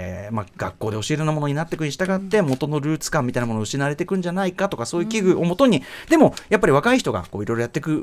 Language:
Japanese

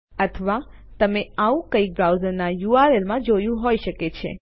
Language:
Gujarati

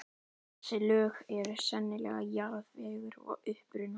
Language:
Icelandic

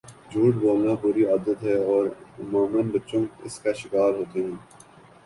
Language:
Urdu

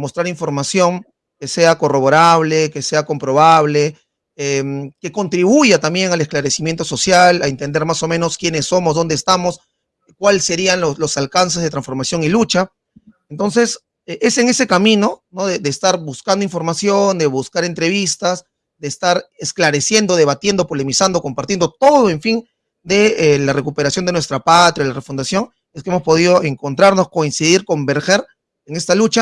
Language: Spanish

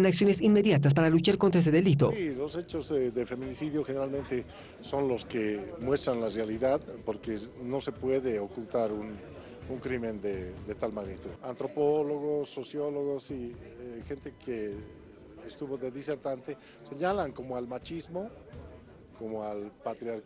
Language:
Spanish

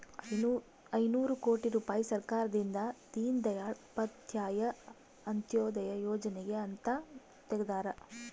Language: Kannada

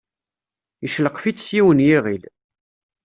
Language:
Kabyle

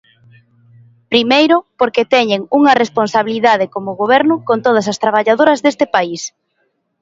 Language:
Galician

